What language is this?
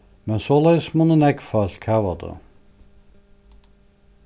Faroese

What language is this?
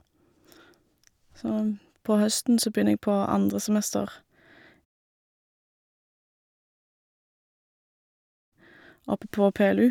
Norwegian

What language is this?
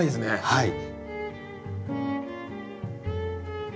Japanese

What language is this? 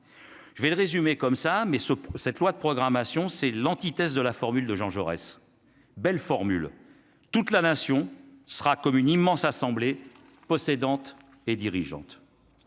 French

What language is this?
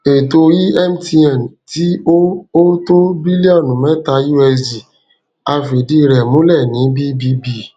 Yoruba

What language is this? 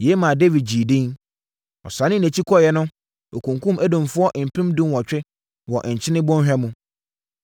Akan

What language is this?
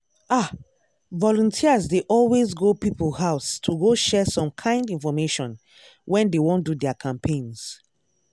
Nigerian Pidgin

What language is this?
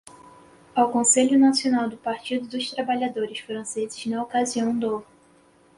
Portuguese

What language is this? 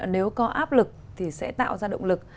Vietnamese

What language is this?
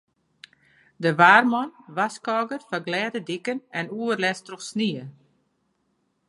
Western Frisian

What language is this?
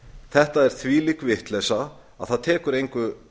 Icelandic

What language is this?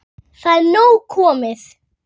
Icelandic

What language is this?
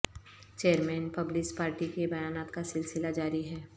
Urdu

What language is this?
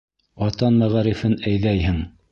Bashkir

